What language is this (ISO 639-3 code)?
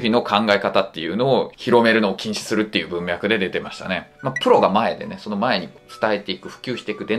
jpn